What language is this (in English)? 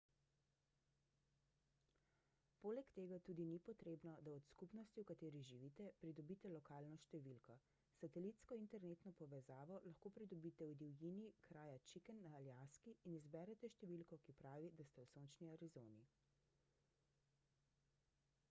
Slovenian